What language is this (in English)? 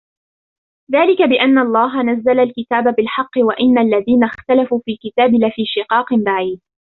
Arabic